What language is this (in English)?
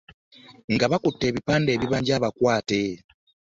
Ganda